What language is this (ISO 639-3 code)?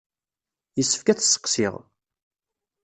kab